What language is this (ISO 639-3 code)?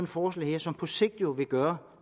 dan